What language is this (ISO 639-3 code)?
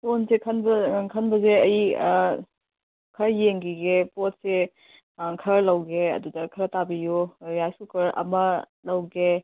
mni